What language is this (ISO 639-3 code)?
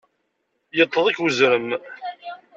kab